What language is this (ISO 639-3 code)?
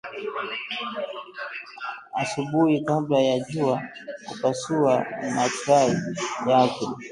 swa